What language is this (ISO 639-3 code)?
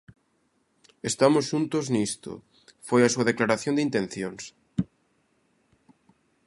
glg